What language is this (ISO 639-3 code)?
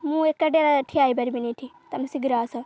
ori